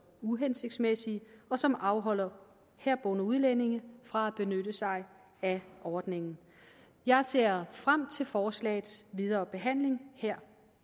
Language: Danish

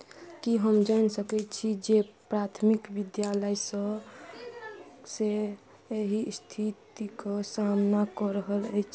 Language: Maithili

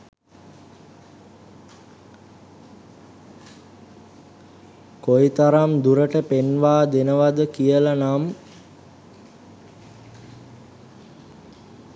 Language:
Sinhala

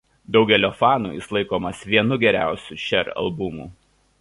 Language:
Lithuanian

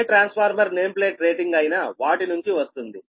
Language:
Telugu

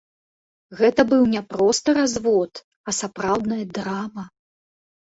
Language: Belarusian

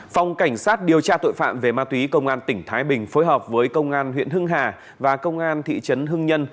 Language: Vietnamese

